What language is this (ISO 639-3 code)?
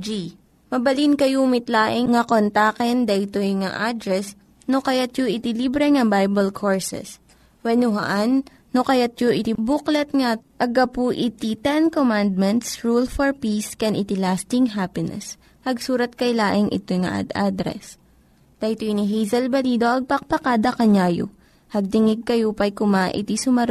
fil